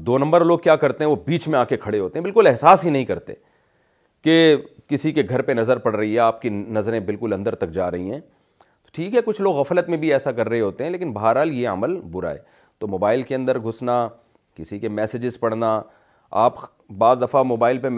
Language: Urdu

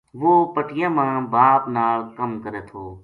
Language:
Gujari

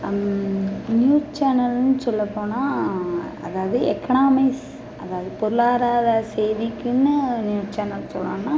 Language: Tamil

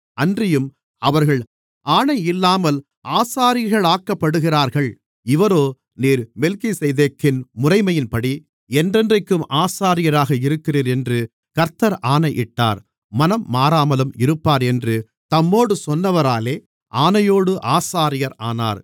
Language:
Tamil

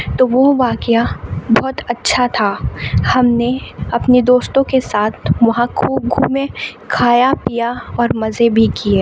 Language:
Urdu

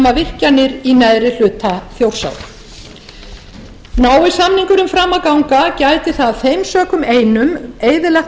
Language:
Icelandic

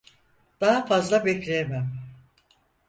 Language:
Turkish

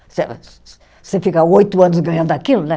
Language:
Portuguese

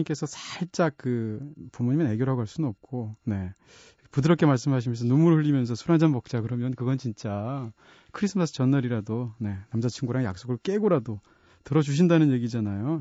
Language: Korean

